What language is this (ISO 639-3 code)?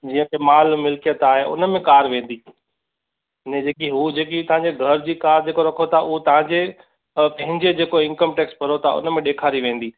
snd